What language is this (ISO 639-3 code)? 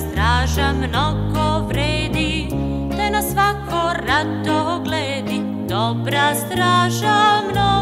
bul